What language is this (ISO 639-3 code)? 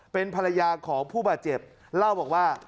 tha